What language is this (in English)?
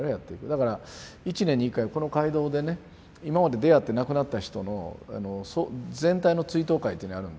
Japanese